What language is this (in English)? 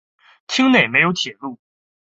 Chinese